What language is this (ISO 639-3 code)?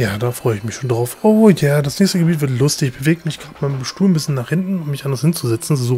deu